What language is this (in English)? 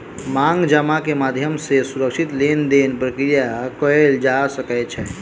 Maithili